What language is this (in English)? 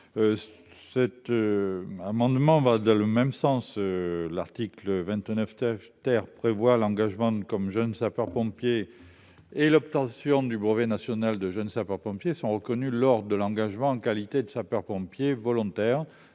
French